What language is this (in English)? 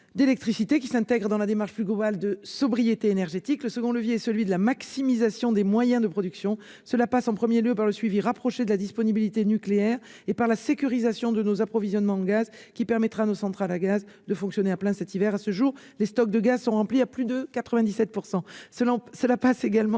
French